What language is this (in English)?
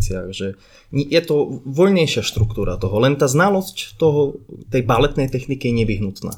Slovak